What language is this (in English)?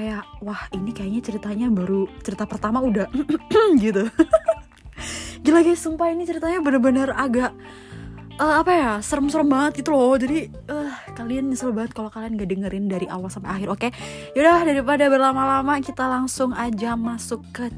Indonesian